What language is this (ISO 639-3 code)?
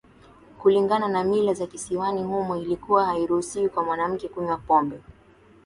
swa